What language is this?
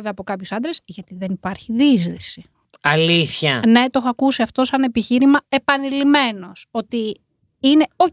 Greek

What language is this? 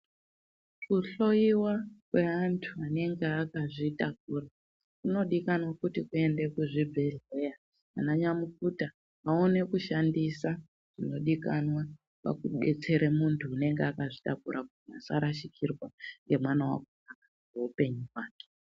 Ndau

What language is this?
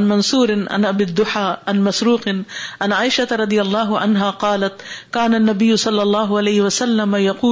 Urdu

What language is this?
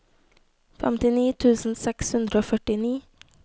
Norwegian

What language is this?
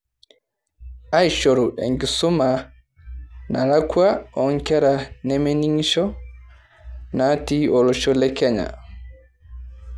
Masai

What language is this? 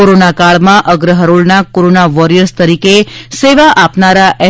Gujarati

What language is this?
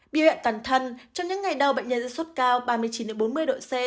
Vietnamese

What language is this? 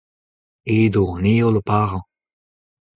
Breton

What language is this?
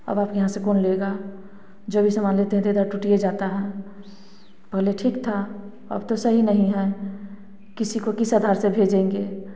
Hindi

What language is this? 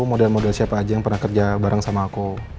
Indonesian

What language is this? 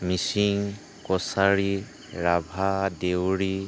Assamese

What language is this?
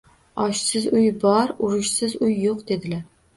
Uzbek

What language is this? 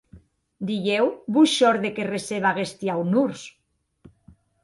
Occitan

